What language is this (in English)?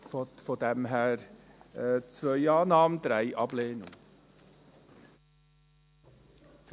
Swiss German